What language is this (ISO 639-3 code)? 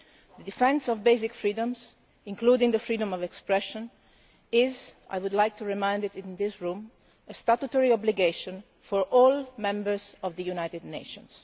eng